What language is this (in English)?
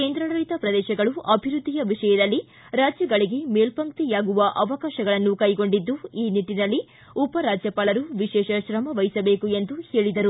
Kannada